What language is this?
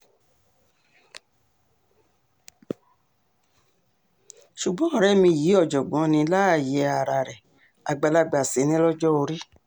Yoruba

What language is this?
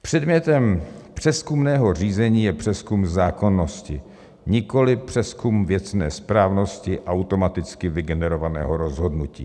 Czech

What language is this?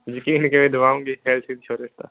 Punjabi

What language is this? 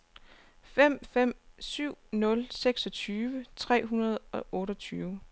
Danish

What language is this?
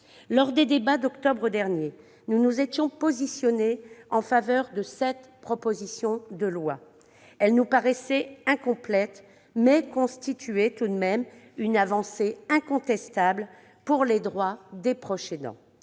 French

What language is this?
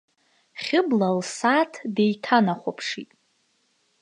Abkhazian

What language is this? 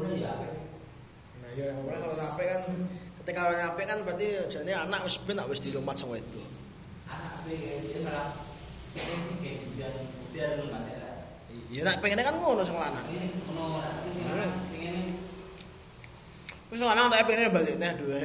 Indonesian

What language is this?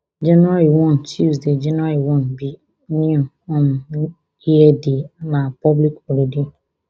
Nigerian Pidgin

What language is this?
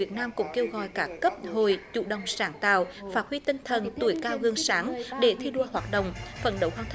Vietnamese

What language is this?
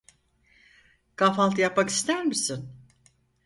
Turkish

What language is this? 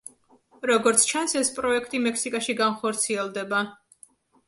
Georgian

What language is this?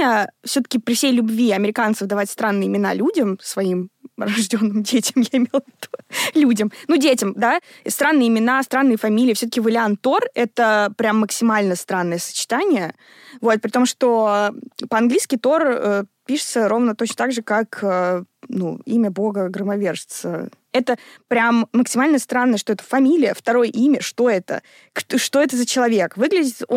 Russian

